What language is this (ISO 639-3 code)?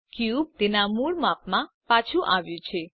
guj